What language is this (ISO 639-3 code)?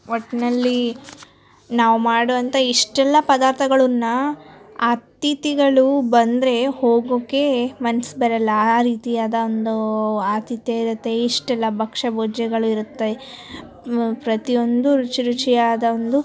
kan